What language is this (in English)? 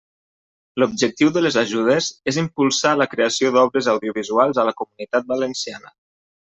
Catalan